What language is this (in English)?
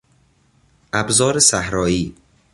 Persian